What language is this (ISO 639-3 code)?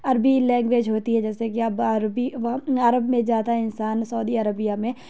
urd